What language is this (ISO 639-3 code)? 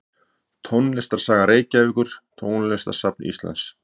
isl